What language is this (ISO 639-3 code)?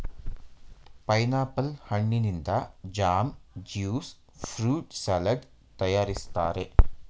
kan